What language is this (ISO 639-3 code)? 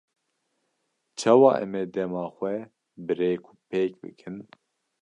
kur